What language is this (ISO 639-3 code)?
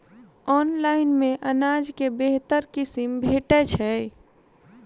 mai